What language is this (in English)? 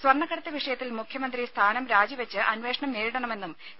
Malayalam